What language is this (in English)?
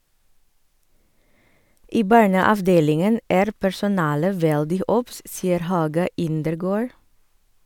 Norwegian